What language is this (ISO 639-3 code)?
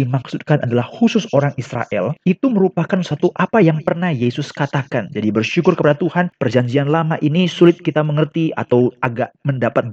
ind